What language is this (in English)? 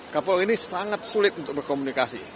Indonesian